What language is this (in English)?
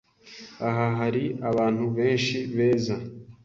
Kinyarwanda